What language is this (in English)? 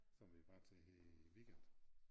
Danish